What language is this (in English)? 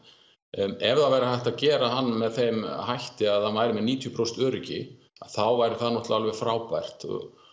Icelandic